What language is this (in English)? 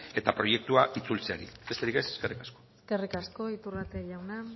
Basque